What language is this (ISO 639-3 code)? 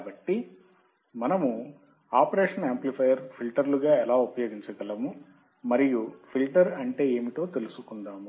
tel